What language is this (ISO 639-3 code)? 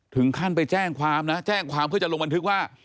tha